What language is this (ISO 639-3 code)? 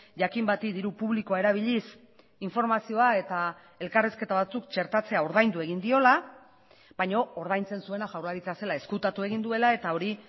eus